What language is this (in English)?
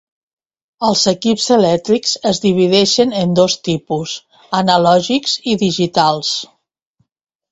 Catalan